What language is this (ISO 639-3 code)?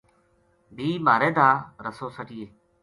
gju